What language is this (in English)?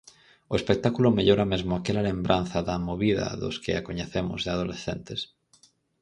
Galician